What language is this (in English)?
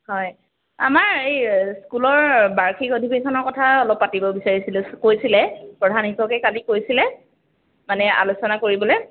Assamese